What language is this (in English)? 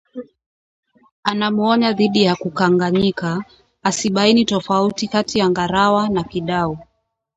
Swahili